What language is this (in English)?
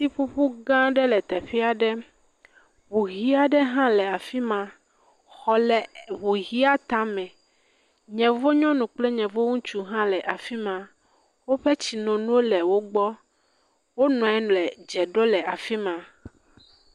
Ewe